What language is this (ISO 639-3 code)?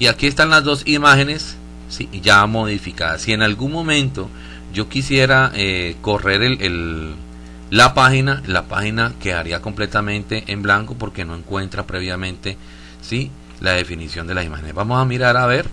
spa